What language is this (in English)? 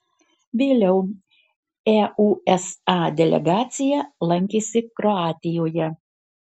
Lithuanian